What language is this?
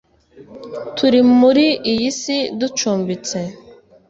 Kinyarwanda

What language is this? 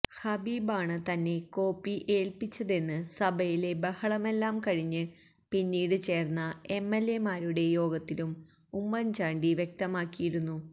Malayalam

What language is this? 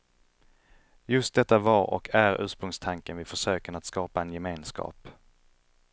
Swedish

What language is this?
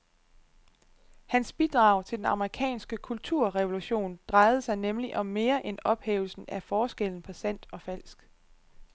Danish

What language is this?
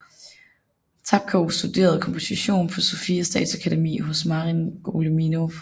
Danish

